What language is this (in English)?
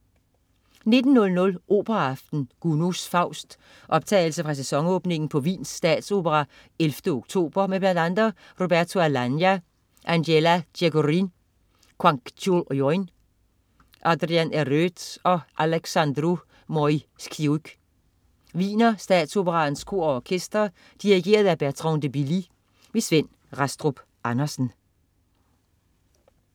Danish